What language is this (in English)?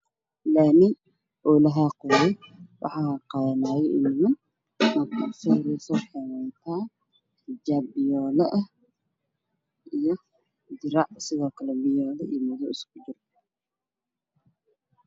Somali